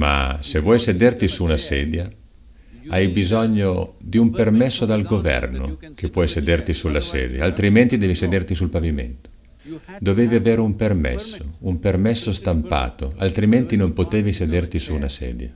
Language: Italian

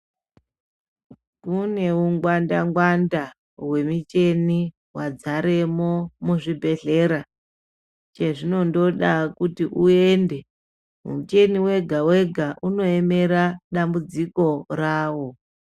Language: Ndau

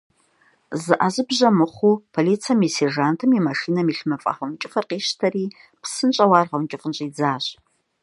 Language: Kabardian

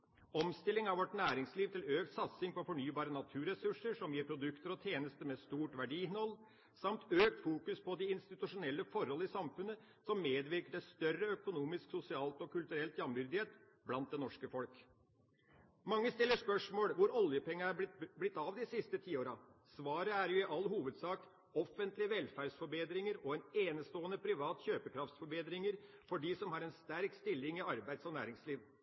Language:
Norwegian Bokmål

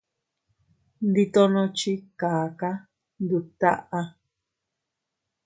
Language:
Teutila Cuicatec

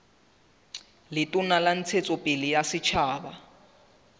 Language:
Southern Sotho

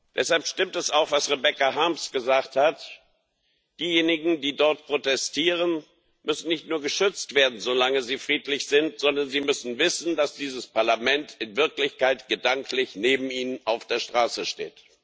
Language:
German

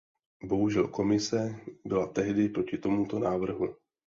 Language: Czech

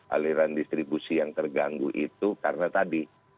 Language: Indonesian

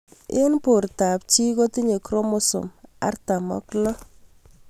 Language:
Kalenjin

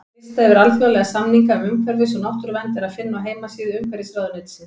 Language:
Icelandic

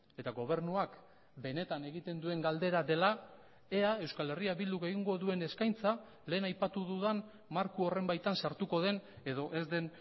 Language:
Basque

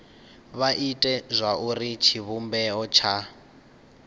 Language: Venda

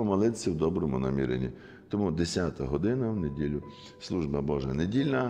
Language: Ukrainian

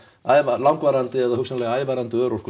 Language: Icelandic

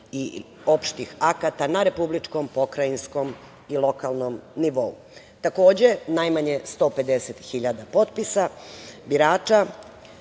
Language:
Serbian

